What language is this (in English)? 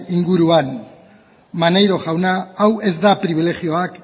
Basque